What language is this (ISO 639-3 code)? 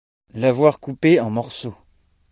fra